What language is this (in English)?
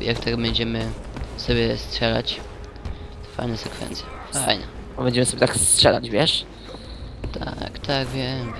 Polish